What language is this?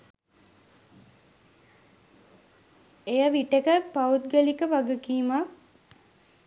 Sinhala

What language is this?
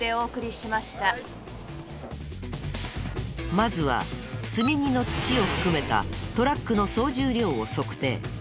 Japanese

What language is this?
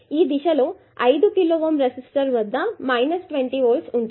Telugu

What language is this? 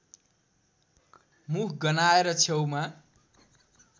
Nepali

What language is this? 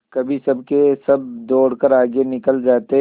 Hindi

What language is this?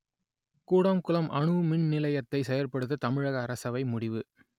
Tamil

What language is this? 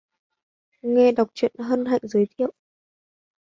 Vietnamese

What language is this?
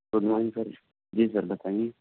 Urdu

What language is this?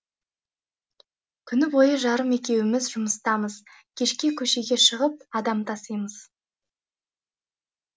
Kazakh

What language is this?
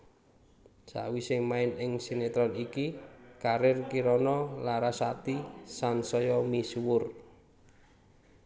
Javanese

